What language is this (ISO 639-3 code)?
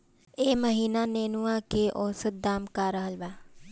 bho